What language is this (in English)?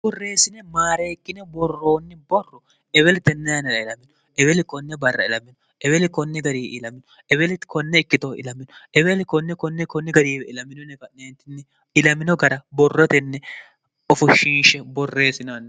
Sidamo